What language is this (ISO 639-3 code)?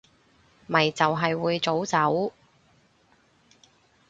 yue